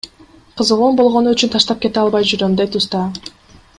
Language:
Kyrgyz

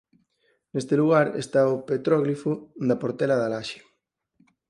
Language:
Galician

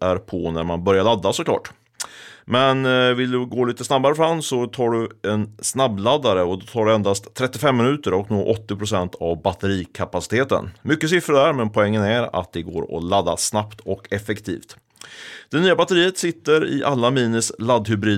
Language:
Swedish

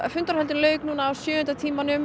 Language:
Icelandic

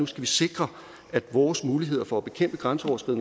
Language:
Danish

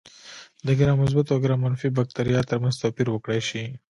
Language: Pashto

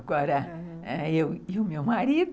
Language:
Portuguese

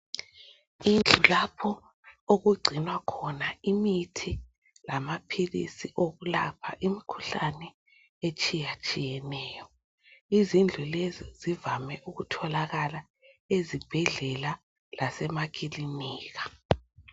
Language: North Ndebele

